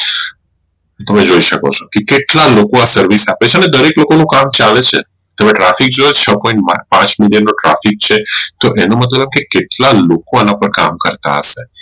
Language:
Gujarati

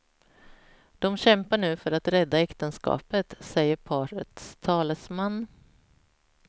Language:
Swedish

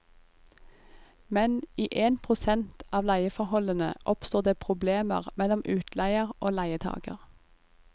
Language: Norwegian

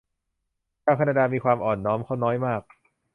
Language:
Thai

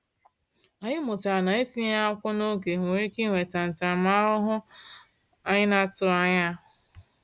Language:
Igbo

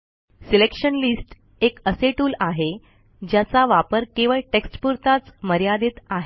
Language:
Marathi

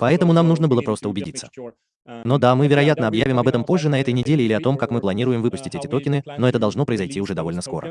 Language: Russian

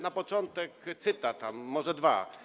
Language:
Polish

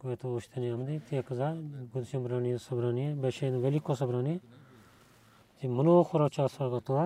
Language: Bulgarian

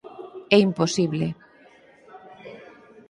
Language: Galician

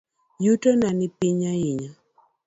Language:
Luo (Kenya and Tanzania)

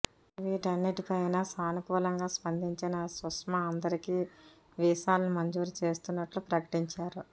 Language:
Telugu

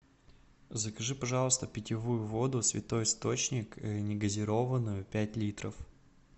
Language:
Russian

